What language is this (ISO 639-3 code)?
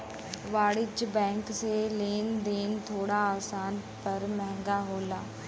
bho